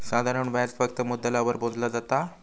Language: Marathi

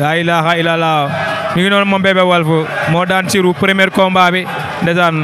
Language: Indonesian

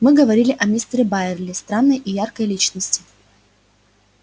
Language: Russian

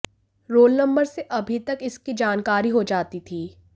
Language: Hindi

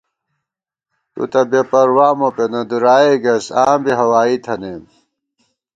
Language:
Gawar-Bati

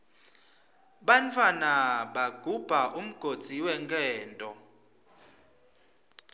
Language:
Swati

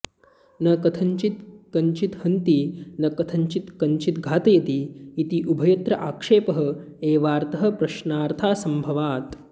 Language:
Sanskrit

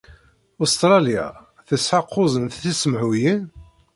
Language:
Kabyle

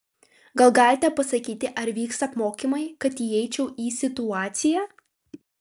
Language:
Lithuanian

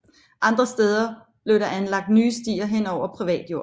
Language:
Danish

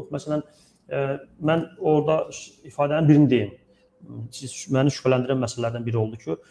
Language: Turkish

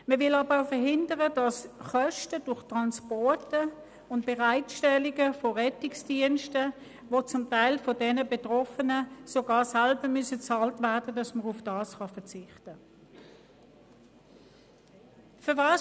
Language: Swiss German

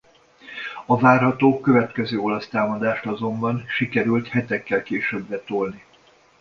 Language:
Hungarian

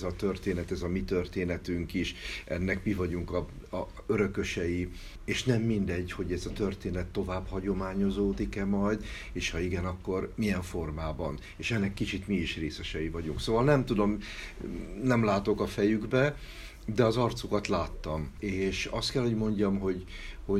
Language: Hungarian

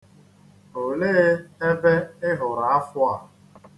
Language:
Igbo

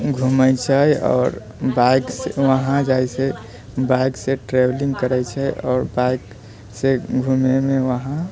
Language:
Maithili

